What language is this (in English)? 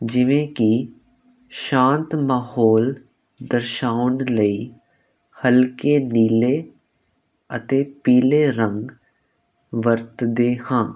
Punjabi